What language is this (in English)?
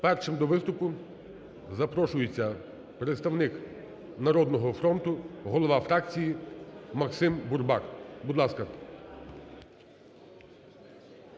Ukrainian